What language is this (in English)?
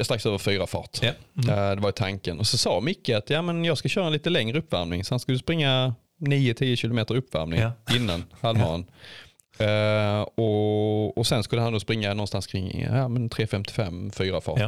Swedish